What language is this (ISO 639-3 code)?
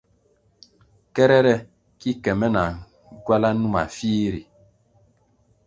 nmg